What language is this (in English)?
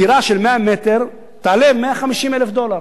Hebrew